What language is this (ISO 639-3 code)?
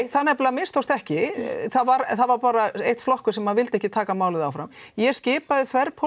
isl